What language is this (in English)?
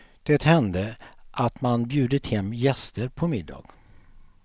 Swedish